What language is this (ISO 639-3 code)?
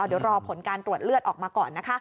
tha